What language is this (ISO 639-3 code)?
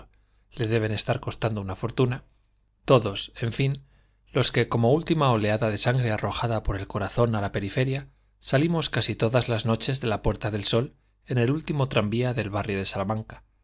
spa